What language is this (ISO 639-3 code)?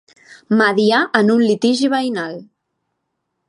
cat